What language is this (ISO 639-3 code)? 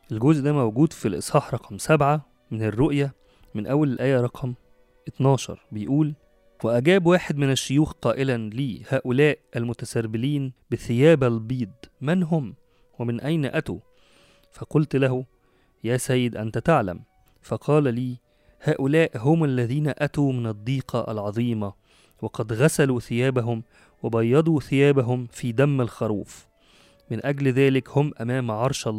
ara